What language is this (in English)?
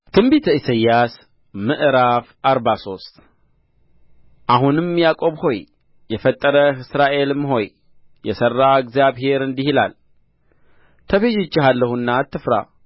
Amharic